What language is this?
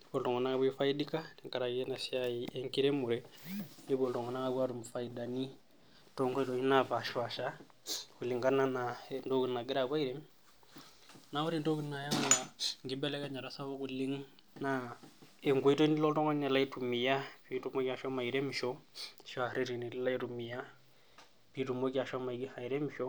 Masai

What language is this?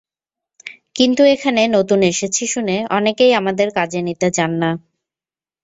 Bangla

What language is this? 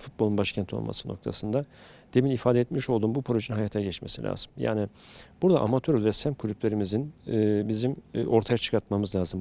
Turkish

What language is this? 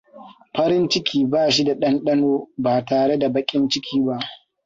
Hausa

